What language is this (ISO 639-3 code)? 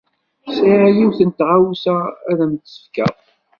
kab